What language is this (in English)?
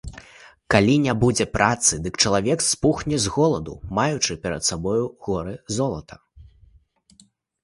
Belarusian